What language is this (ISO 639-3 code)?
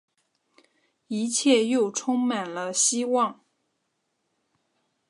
zho